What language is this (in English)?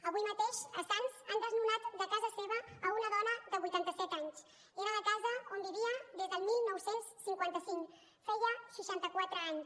Catalan